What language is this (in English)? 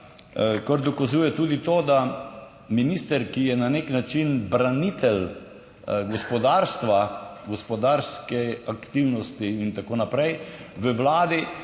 Slovenian